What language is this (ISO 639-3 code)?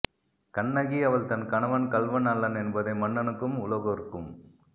tam